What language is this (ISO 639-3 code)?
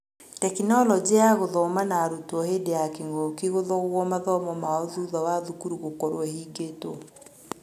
kik